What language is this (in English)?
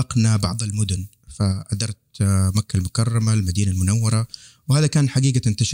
Arabic